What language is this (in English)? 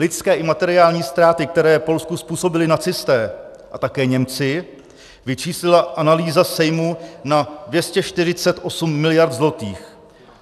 Czech